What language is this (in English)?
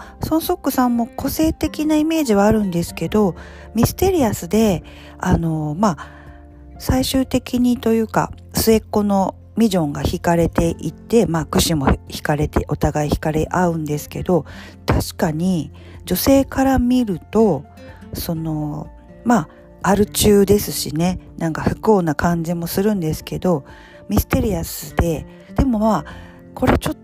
Japanese